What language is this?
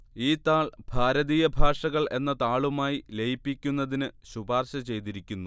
Malayalam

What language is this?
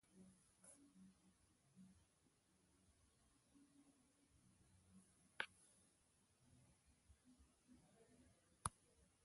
Ibibio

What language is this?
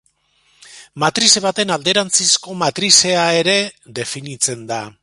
Basque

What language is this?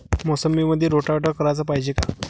Marathi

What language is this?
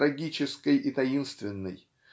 Russian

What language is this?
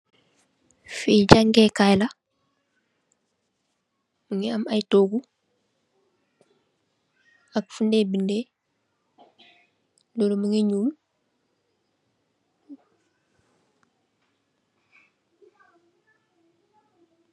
Wolof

